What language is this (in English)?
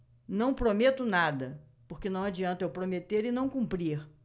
Portuguese